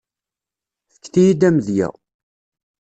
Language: Kabyle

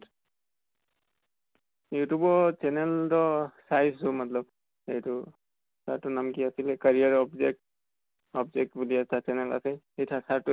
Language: Assamese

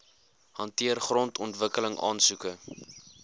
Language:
Afrikaans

